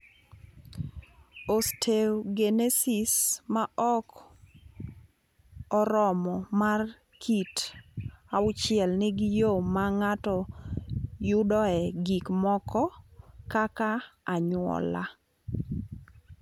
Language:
Luo (Kenya and Tanzania)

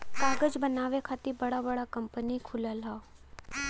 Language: Bhojpuri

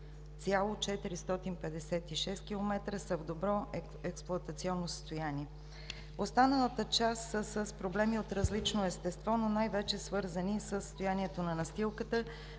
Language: Bulgarian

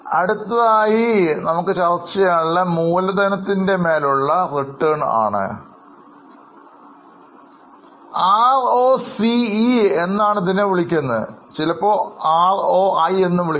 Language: Malayalam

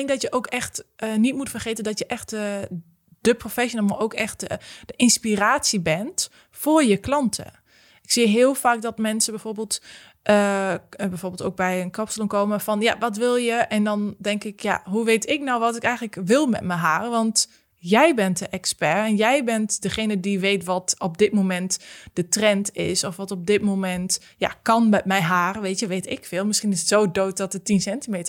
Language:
Dutch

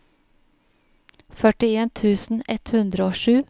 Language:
Norwegian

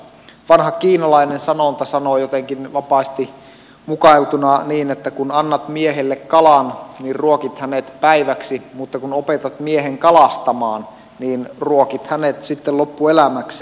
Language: Finnish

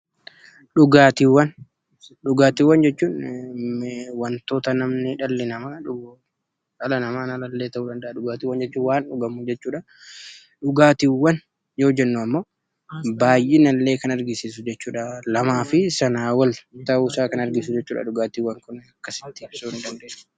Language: Oromo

